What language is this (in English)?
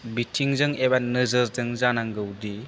Bodo